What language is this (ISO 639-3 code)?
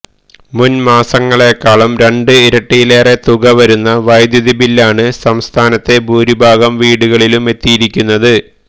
mal